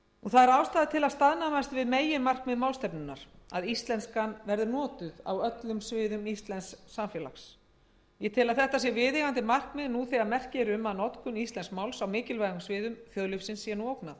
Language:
Icelandic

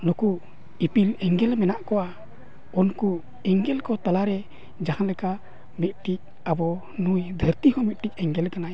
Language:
Santali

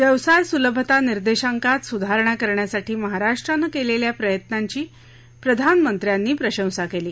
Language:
Marathi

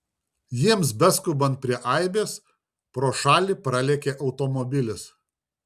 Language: Lithuanian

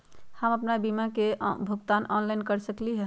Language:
Magahi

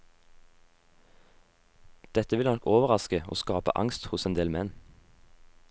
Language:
Norwegian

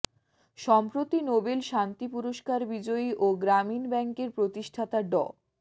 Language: Bangla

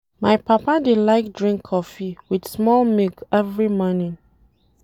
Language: Nigerian Pidgin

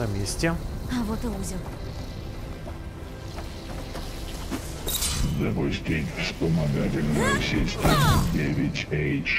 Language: Russian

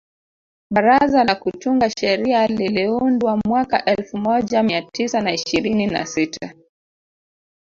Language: Swahili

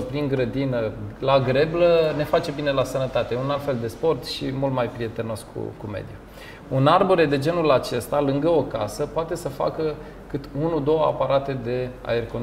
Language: Romanian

